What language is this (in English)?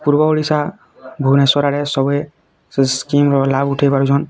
Odia